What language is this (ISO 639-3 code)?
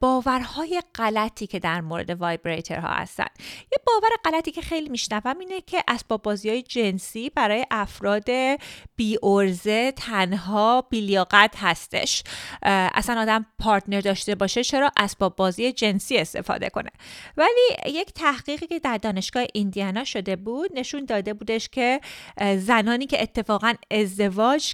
fas